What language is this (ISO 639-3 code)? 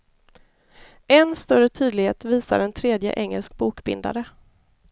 swe